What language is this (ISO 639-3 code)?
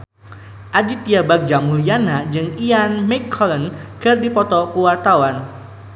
sun